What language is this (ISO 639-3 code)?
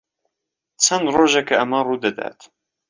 ckb